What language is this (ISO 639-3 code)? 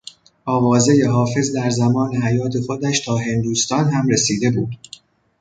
fas